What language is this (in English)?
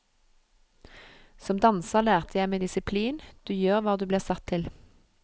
Norwegian